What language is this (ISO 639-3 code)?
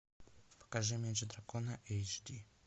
rus